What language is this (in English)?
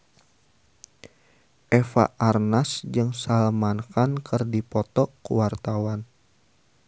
Sundanese